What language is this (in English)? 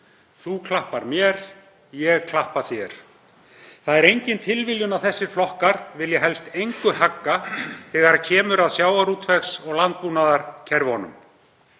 Icelandic